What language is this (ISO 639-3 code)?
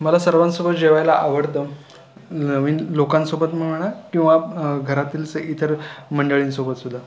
mar